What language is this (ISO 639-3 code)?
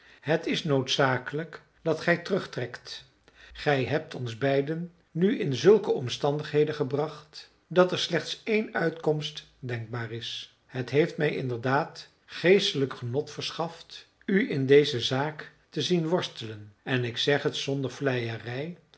nld